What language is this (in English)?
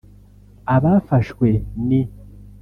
Kinyarwanda